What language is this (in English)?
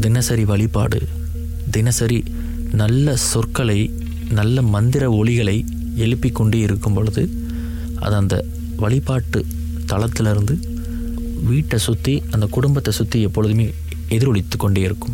Tamil